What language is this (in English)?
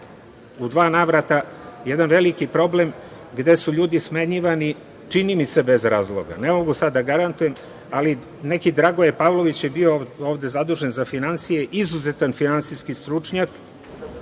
Serbian